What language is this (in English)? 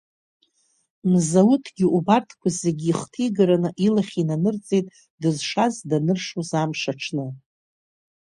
Abkhazian